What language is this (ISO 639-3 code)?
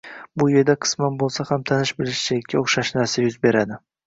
uzb